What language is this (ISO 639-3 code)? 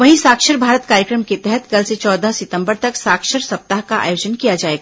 hin